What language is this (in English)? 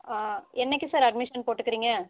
Tamil